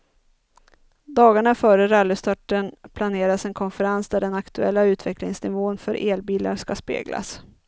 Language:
Swedish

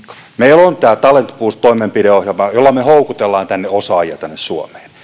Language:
Finnish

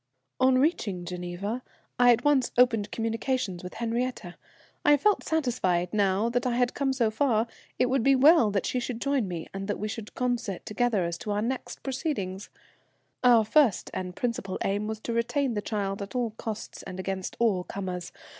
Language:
English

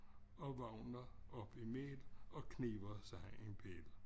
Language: Danish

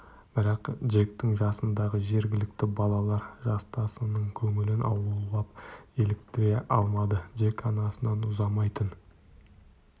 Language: Kazakh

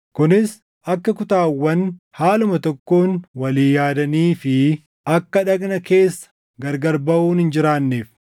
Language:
Oromo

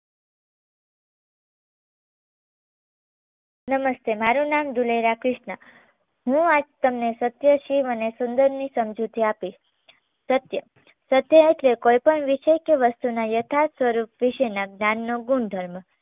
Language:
Gujarati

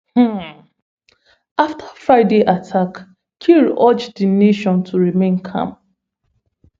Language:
Nigerian Pidgin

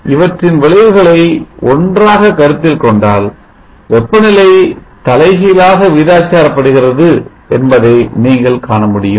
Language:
Tamil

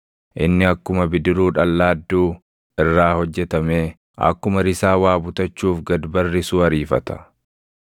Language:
Oromo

